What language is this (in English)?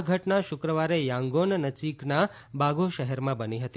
Gujarati